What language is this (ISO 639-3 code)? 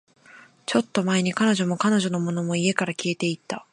jpn